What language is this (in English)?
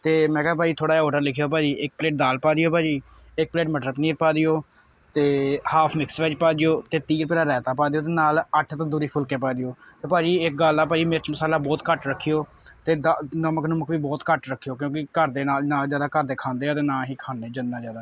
Punjabi